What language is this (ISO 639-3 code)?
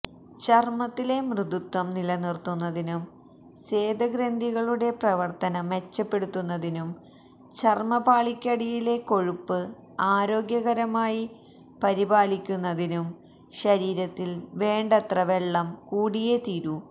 mal